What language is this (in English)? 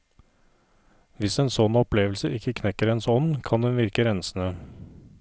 Norwegian